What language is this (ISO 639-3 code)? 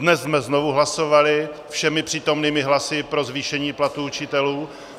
ces